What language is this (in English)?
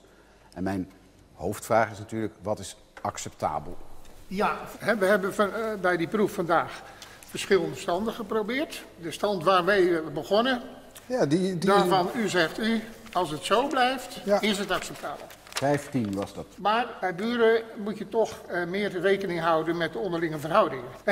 Dutch